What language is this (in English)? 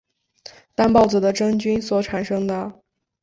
Chinese